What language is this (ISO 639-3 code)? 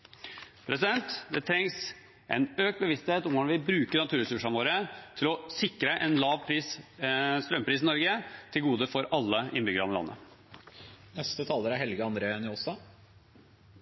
nob